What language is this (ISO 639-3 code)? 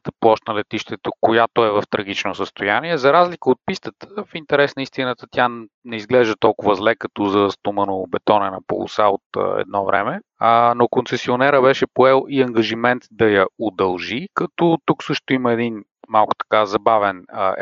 bul